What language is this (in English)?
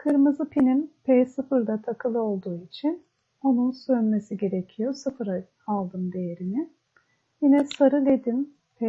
Turkish